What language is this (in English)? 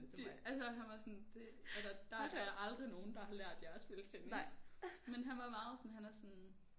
Danish